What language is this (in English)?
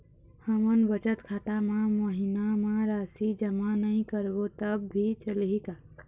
Chhattisgarhi